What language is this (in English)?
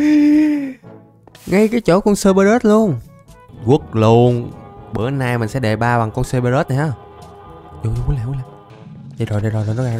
Vietnamese